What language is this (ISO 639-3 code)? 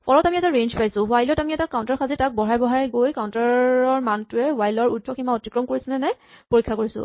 asm